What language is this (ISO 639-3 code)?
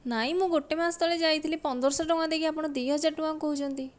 ori